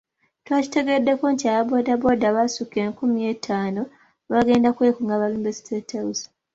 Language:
Ganda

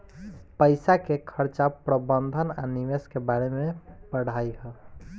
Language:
Bhojpuri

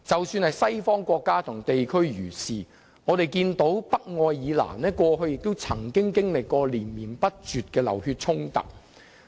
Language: Cantonese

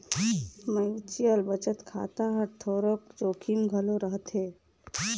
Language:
Chhattisgarhi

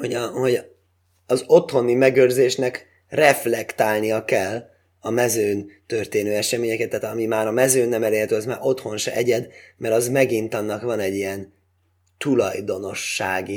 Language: Hungarian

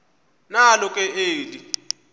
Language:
Xhosa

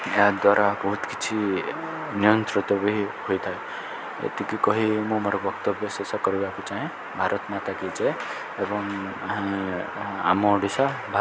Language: Odia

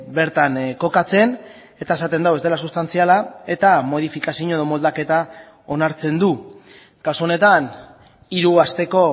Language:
Basque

